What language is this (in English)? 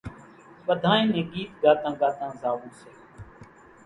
Kachi Koli